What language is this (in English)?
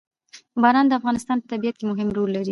Pashto